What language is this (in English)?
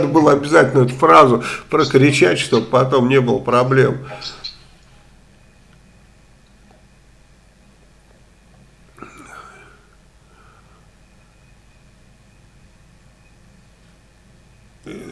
Russian